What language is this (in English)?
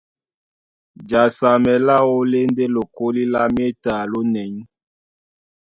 Duala